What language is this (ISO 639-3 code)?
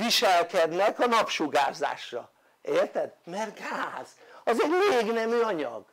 hun